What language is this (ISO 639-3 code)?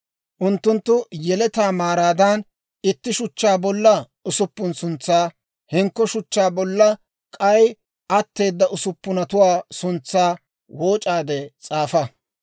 dwr